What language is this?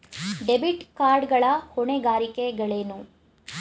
Kannada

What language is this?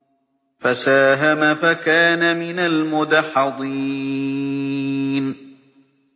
Arabic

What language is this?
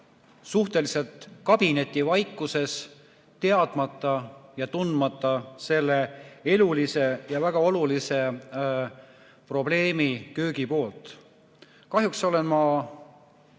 Estonian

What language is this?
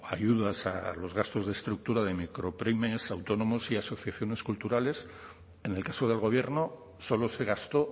Spanish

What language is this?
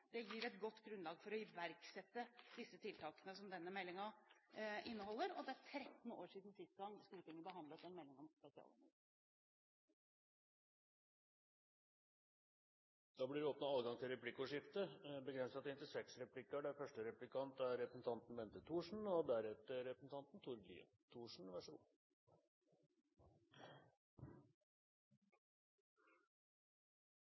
Norwegian Bokmål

